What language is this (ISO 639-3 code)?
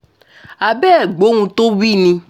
yor